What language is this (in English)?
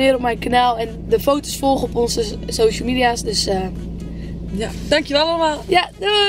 Dutch